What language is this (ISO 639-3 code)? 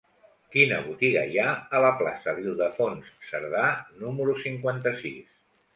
cat